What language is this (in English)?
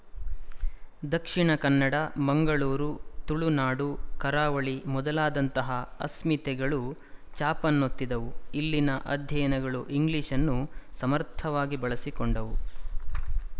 Kannada